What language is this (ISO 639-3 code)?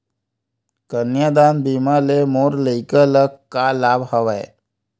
hne